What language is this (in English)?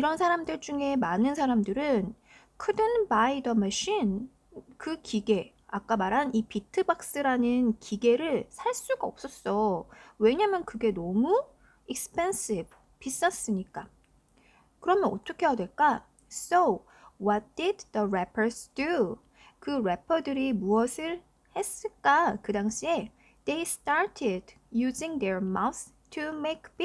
Korean